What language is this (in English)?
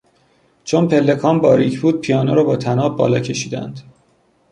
Persian